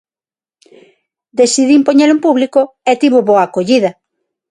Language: Galician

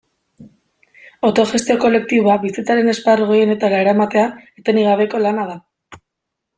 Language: Basque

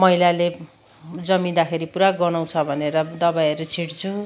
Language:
Nepali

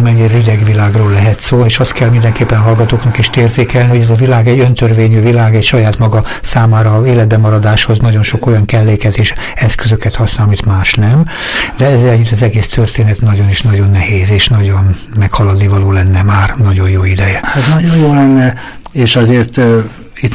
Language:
Hungarian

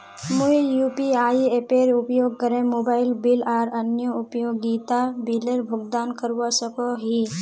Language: Magahi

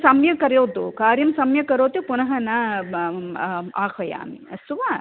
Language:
Sanskrit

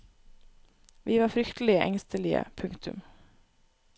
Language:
Norwegian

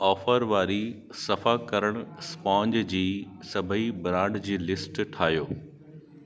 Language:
Sindhi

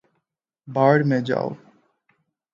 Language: Urdu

